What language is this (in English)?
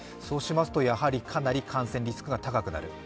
Japanese